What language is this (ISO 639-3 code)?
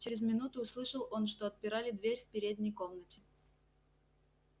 rus